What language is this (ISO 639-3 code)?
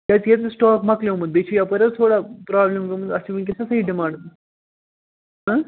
kas